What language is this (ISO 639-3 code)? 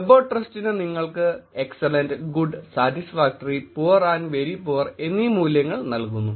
mal